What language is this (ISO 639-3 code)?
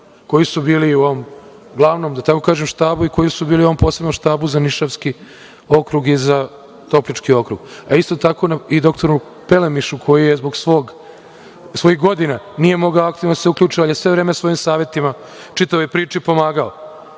srp